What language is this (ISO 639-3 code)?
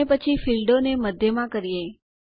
guj